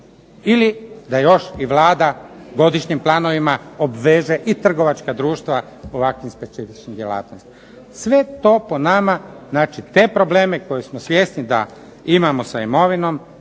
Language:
Croatian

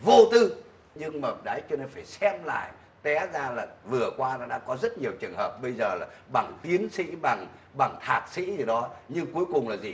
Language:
Vietnamese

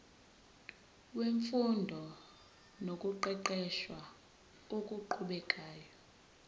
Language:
Zulu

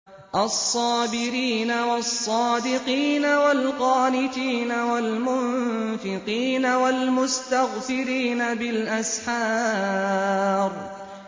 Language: Arabic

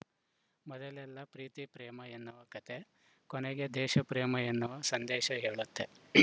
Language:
Kannada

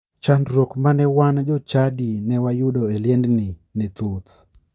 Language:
Luo (Kenya and Tanzania)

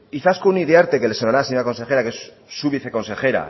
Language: Spanish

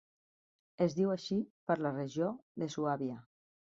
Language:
Catalan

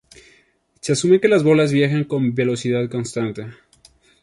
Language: Spanish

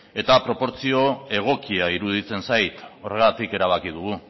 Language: Basque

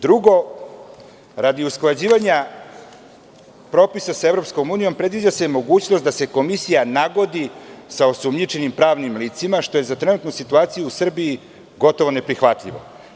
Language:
Serbian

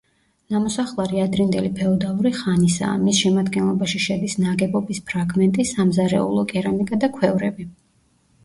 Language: Georgian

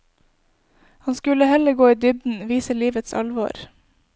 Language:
Norwegian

